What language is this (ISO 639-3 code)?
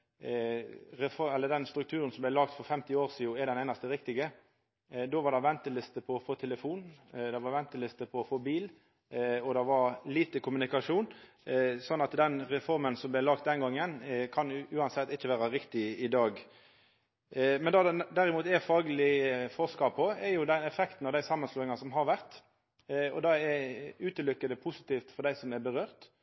nno